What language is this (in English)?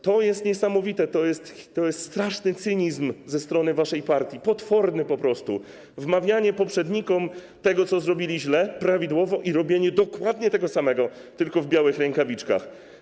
Polish